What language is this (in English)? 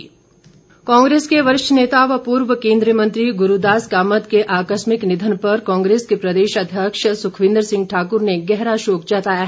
Hindi